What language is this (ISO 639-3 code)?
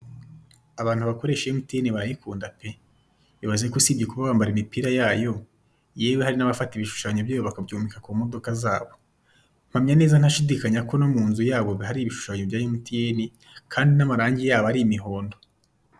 kin